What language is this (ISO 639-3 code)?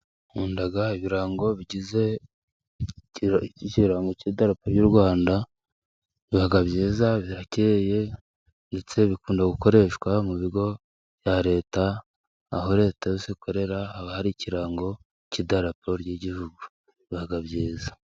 kin